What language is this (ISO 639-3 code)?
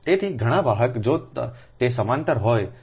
guj